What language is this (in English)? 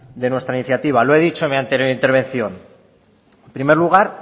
Spanish